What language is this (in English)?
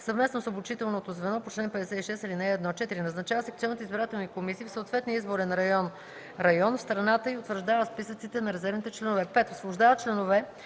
Bulgarian